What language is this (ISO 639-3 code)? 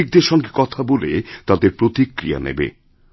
ben